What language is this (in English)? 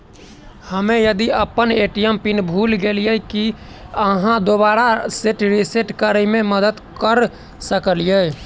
Maithili